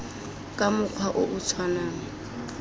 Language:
Tswana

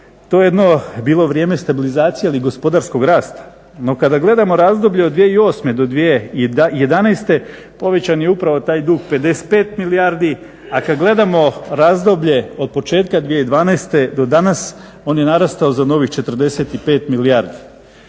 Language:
Croatian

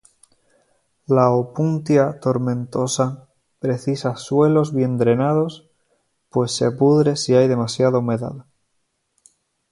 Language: Spanish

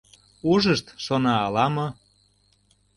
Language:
Mari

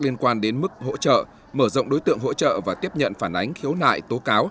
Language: Vietnamese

